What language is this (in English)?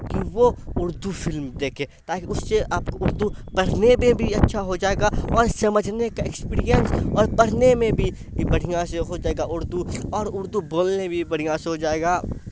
Urdu